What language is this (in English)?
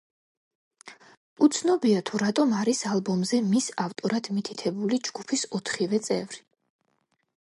Georgian